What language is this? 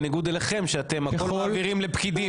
Hebrew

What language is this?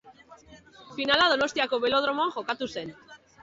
Basque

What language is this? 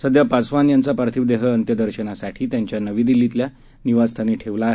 Marathi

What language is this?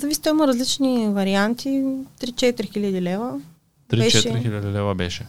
Bulgarian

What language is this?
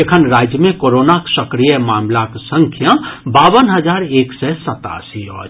Maithili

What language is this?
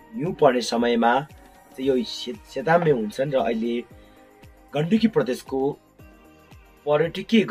Romanian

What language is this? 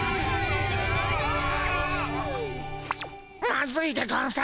Japanese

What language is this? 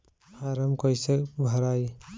Bhojpuri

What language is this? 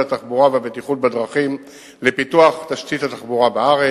Hebrew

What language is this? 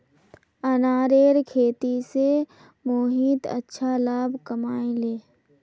Magahi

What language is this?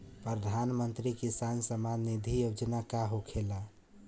Bhojpuri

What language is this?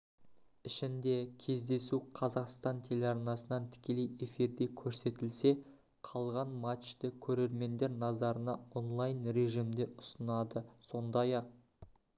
Kazakh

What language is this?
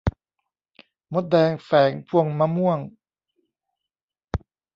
Thai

